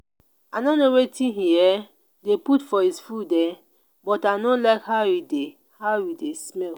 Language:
Nigerian Pidgin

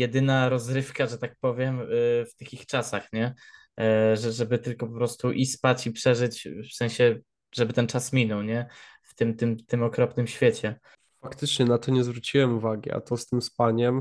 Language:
Polish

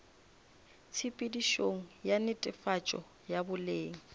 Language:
Northern Sotho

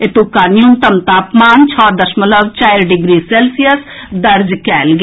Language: Maithili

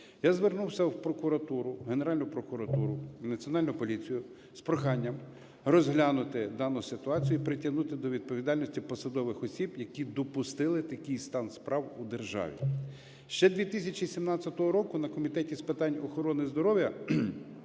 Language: Ukrainian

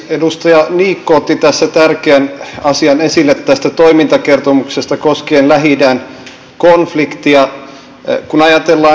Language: Finnish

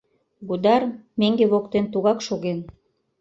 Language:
Mari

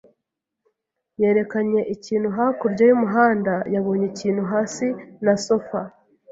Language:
Kinyarwanda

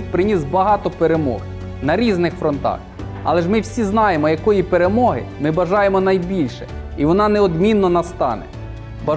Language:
Ukrainian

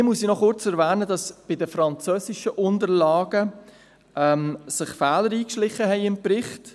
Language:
Swiss German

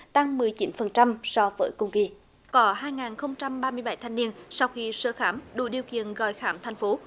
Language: Vietnamese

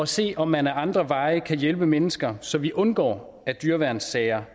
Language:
Danish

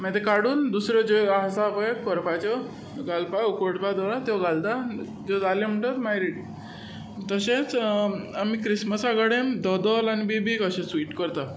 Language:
Konkani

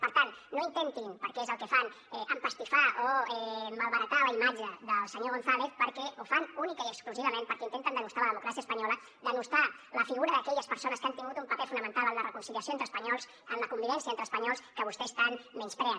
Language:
Catalan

